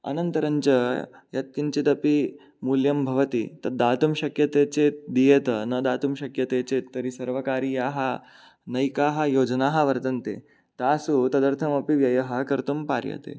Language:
Sanskrit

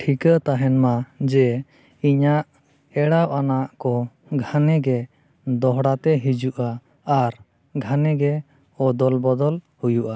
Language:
Santali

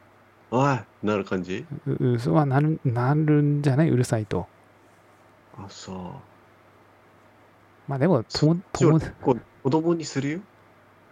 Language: Japanese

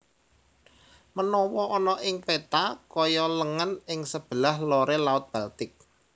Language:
Javanese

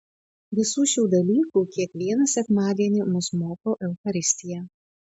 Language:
Lithuanian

